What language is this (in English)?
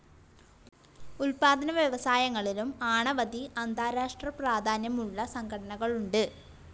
Malayalam